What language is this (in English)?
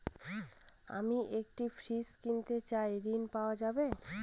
Bangla